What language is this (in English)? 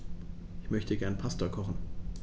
German